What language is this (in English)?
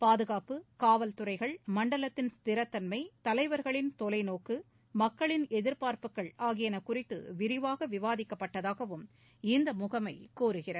Tamil